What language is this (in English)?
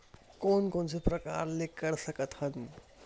Chhattisgarhi